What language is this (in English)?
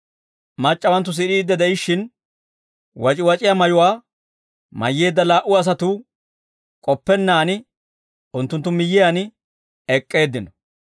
Dawro